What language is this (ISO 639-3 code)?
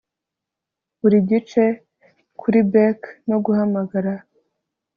kin